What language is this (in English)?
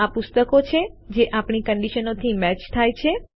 Gujarati